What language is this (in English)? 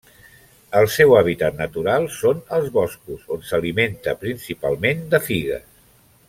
Catalan